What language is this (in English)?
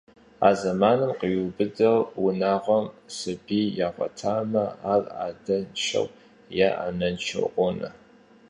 Kabardian